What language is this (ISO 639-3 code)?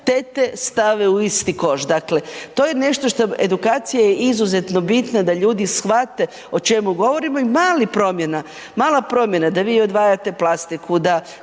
hrv